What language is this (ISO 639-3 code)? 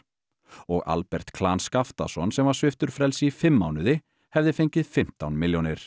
isl